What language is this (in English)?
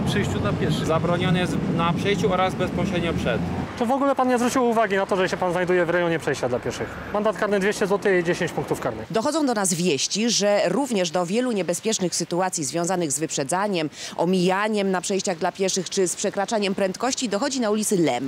Polish